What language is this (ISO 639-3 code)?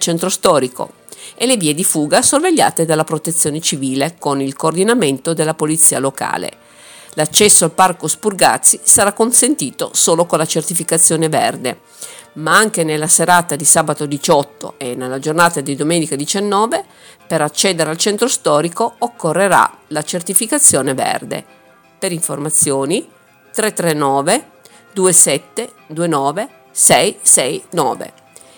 ita